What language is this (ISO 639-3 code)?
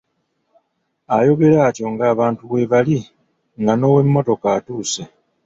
lug